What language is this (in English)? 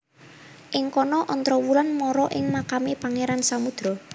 Javanese